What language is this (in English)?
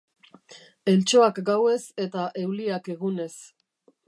Basque